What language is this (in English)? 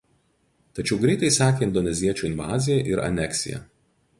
Lithuanian